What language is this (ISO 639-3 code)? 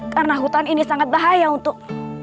ind